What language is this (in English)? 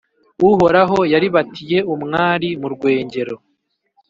Kinyarwanda